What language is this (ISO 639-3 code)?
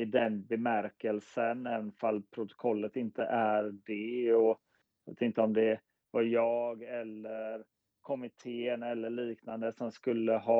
swe